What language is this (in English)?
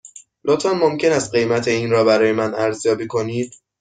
Persian